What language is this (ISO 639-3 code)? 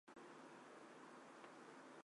zho